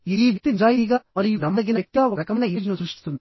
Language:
Telugu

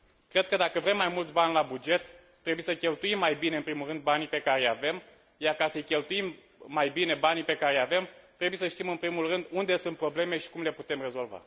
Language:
Romanian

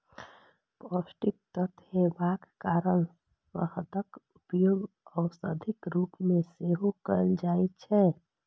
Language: Maithili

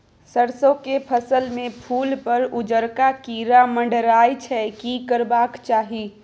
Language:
Maithili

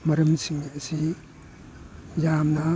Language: Manipuri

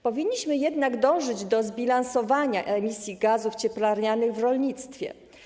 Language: Polish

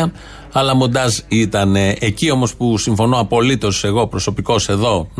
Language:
Greek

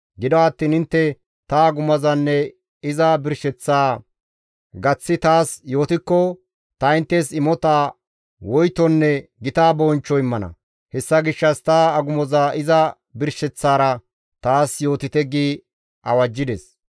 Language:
Gamo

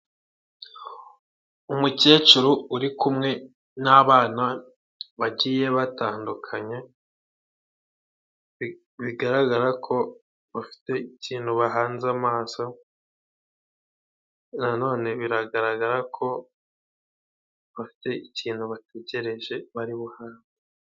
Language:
Kinyarwanda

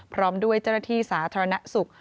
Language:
Thai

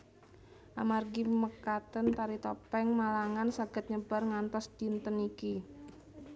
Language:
Javanese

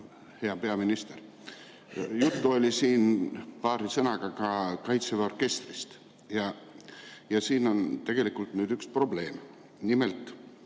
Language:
Estonian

